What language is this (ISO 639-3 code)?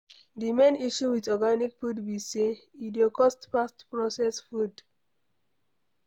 pcm